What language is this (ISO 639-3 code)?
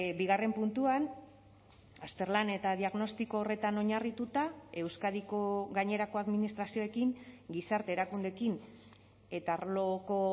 eus